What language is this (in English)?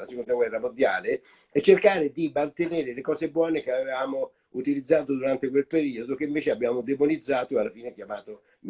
Italian